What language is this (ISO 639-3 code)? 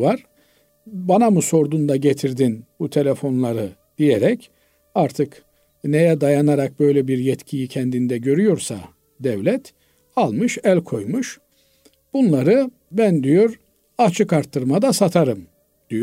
tur